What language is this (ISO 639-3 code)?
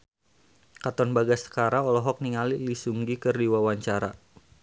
sun